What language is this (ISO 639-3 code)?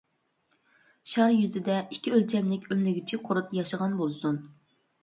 uig